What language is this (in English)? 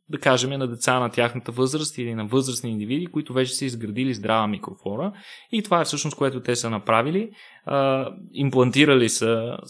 Bulgarian